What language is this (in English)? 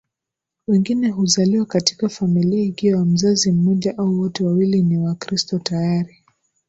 Swahili